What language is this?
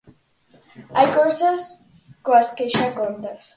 Galician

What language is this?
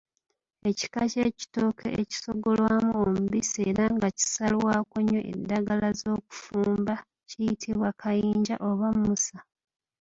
Ganda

